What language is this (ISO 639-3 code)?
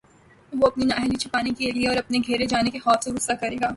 urd